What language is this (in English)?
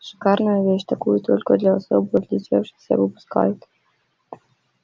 Russian